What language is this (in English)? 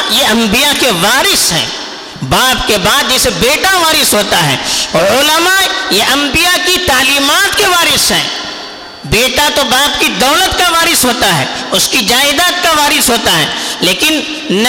Urdu